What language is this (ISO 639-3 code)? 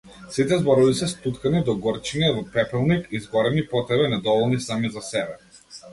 mkd